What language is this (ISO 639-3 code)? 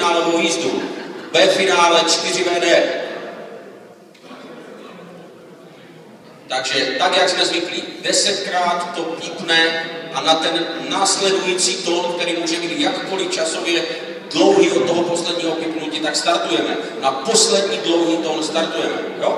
ces